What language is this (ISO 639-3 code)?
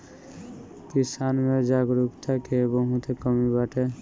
bho